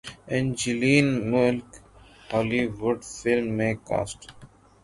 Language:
Urdu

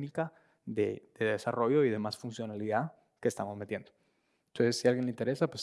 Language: Spanish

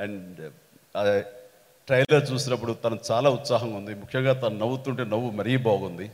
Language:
Telugu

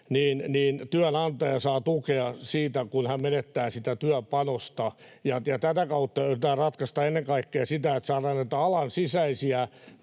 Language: Finnish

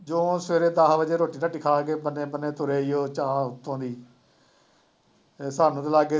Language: Punjabi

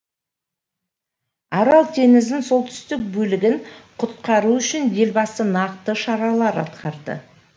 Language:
Kazakh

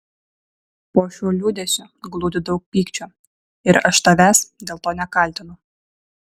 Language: Lithuanian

